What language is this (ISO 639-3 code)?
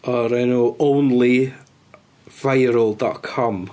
cym